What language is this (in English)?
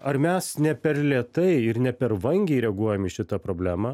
Lithuanian